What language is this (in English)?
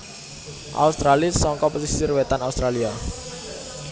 Javanese